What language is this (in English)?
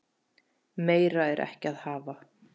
Icelandic